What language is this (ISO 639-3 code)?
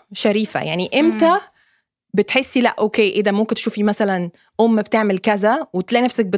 ara